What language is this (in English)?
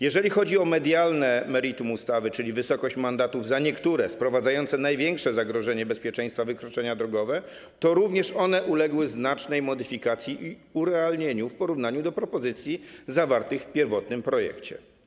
Polish